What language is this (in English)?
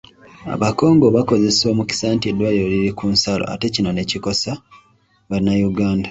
Ganda